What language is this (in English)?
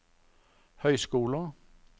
Norwegian